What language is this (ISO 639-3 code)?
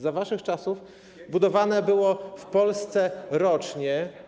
pol